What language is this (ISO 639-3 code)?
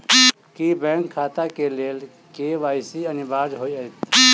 mai